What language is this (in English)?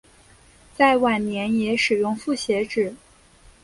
Chinese